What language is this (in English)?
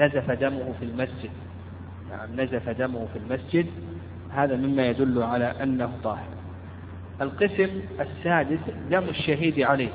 Arabic